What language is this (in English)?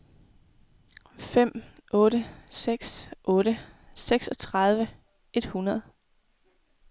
Danish